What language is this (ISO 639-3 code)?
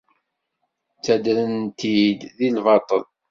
kab